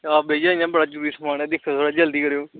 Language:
Dogri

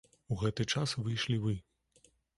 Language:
Belarusian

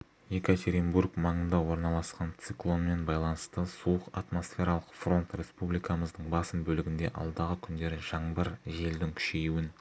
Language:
Kazakh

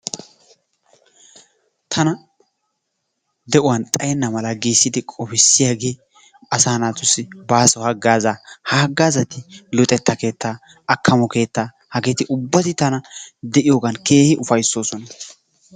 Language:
Wolaytta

